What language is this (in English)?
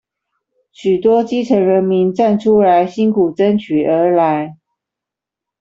Chinese